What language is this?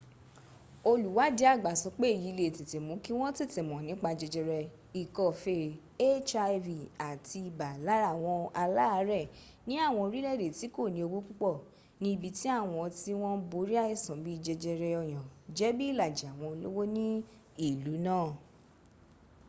Yoruba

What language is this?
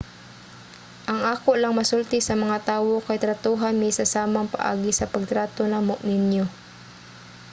Cebuano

